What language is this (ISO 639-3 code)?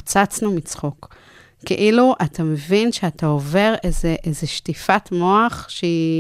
heb